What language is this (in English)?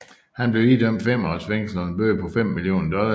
Danish